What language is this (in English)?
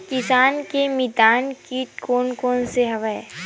Chhattisgarhi